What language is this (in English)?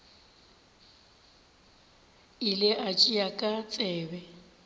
Northern Sotho